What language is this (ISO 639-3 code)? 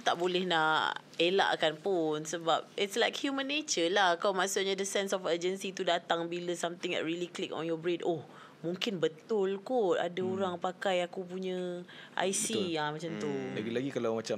msa